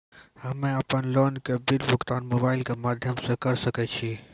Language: Maithili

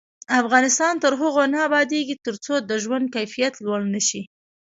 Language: Pashto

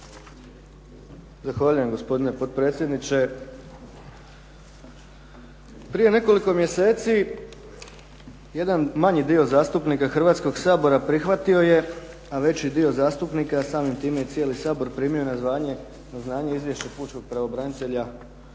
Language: Croatian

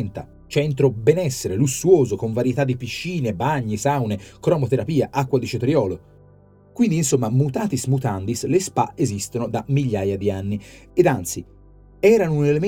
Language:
Italian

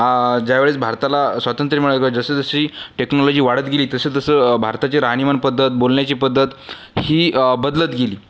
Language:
Marathi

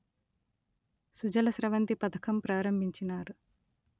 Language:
Telugu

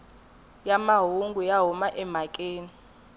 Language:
Tsonga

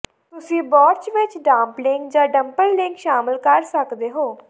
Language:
Punjabi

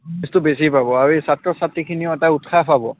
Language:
Assamese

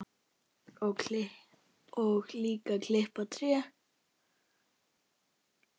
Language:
Icelandic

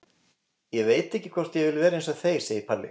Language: Icelandic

